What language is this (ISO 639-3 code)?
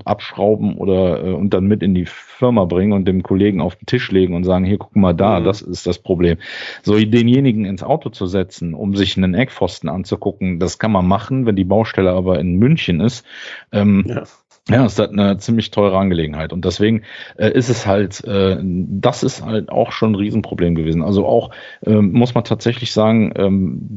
deu